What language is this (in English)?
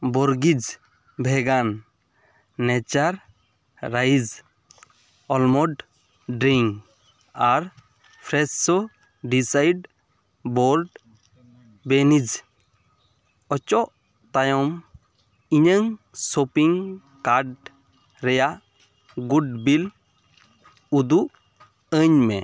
Santali